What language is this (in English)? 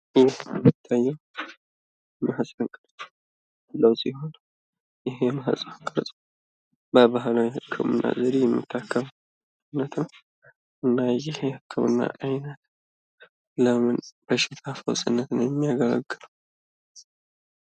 Amharic